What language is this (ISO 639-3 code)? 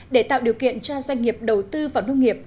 vie